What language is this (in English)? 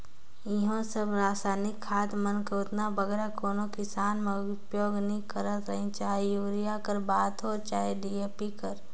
Chhattisgarhi